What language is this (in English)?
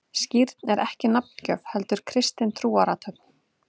Icelandic